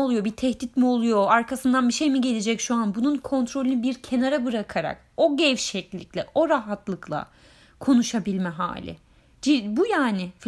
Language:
Turkish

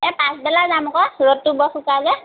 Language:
Assamese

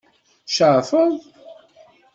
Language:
Kabyle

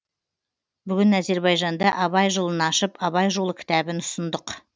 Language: Kazakh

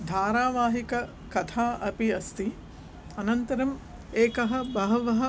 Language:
Sanskrit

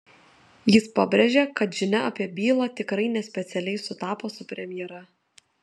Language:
Lithuanian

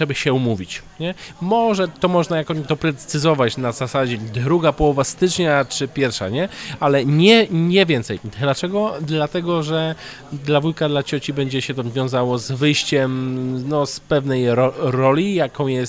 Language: Polish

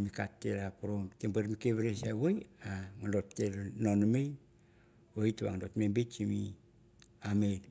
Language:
Mandara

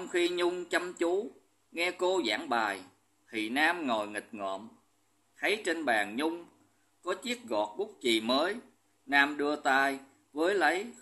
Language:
Vietnamese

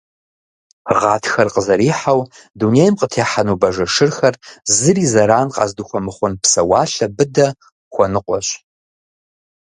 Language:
Kabardian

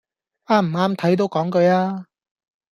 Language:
Cantonese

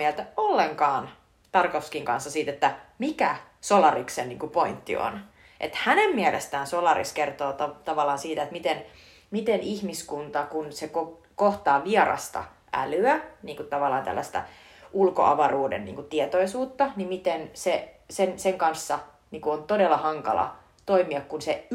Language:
Finnish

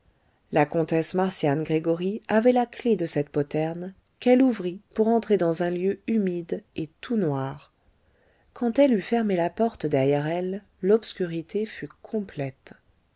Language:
French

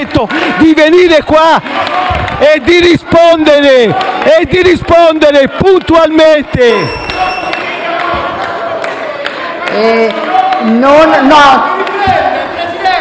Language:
Italian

